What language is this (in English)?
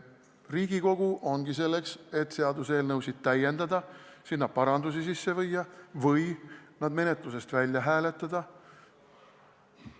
Estonian